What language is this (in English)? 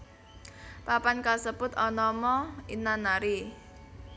Javanese